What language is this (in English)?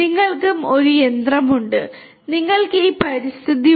Malayalam